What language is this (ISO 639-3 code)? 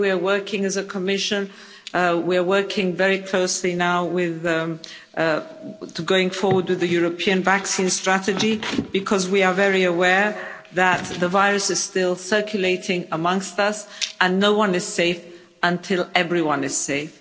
eng